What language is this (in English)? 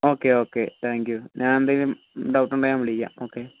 Malayalam